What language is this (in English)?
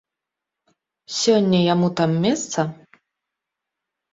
Belarusian